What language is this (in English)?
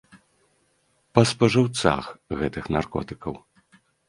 Belarusian